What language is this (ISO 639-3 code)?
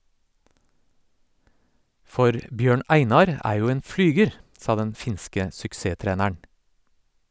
nor